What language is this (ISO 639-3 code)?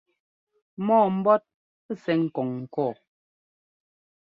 jgo